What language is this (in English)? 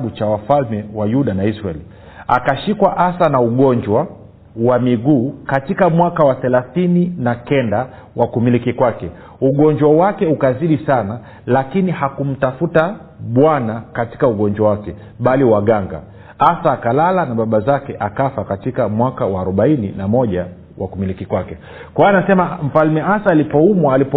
Swahili